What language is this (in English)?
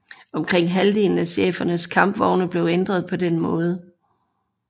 Danish